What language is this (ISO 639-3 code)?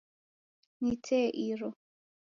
dav